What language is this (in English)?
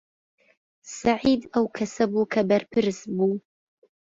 Central Kurdish